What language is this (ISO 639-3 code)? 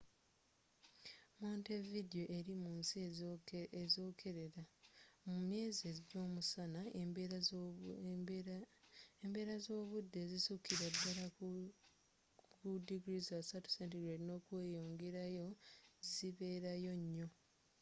lug